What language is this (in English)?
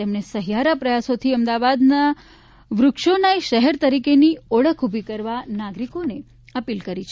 Gujarati